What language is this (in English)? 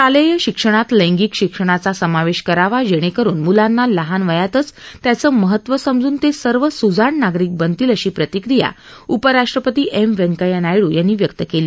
Marathi